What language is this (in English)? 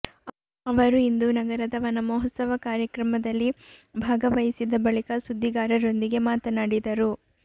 Kannada